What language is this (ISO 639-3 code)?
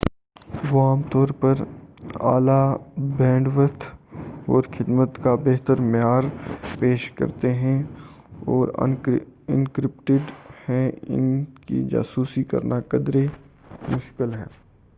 urd